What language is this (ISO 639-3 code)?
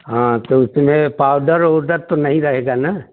hin